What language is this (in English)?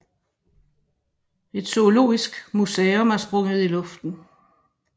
Danish